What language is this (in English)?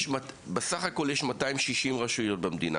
Hebrew